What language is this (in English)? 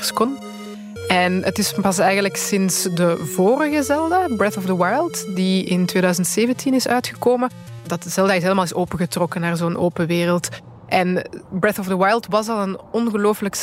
Dutch